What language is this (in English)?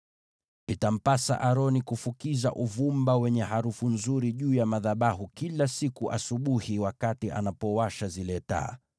Swahili